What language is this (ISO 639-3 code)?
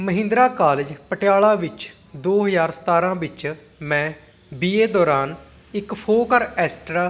pan